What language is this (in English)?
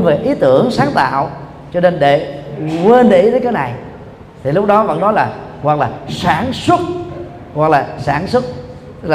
Vietnamese